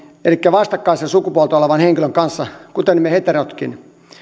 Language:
Finnish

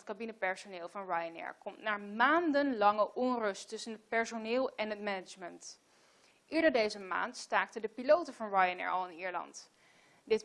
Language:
Dutch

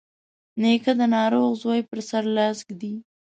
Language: Pashto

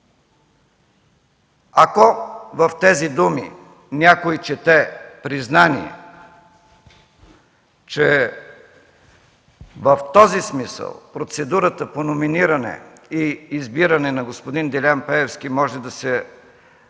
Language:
Bulgarian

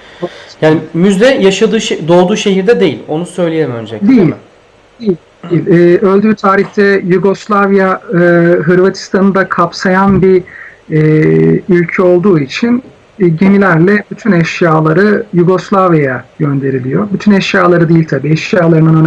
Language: Turkish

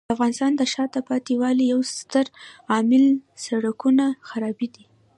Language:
Pashto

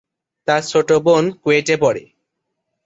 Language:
Bangla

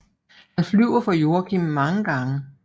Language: Danish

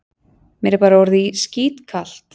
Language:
Icelandic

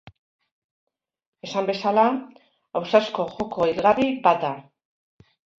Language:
Basque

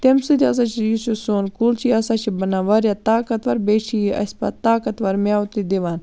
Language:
Kashmiri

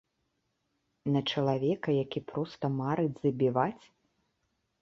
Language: Belarusian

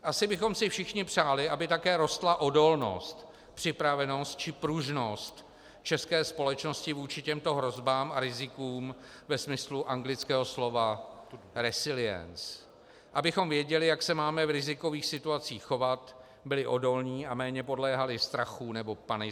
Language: Czech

